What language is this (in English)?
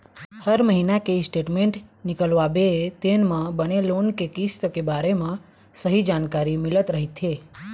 Chhattisgarhi